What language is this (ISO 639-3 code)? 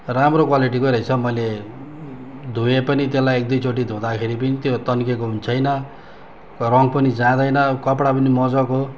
nep